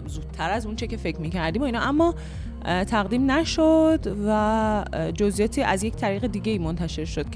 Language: Persian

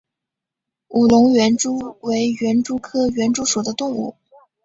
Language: Chinese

